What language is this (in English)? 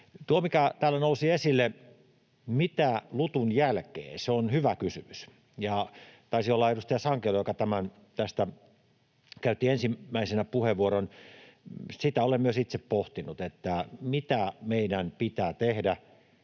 Finnish